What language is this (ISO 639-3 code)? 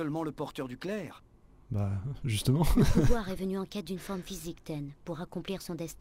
fra